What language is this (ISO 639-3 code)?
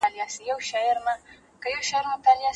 pus